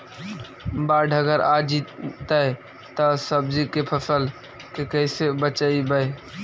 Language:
Magahi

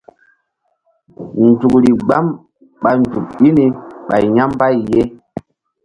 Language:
Mbum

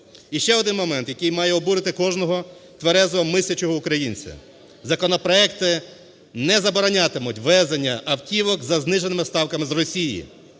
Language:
Ukrainian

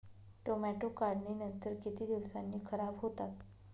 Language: Marathi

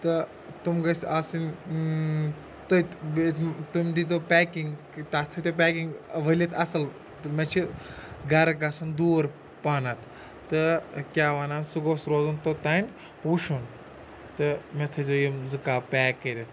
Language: Kashmiri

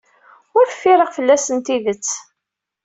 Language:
Kabyle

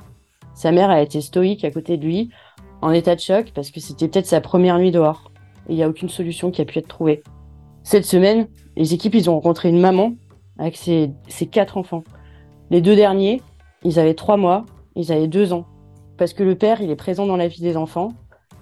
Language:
French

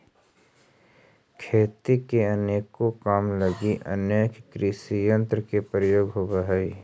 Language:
Magahi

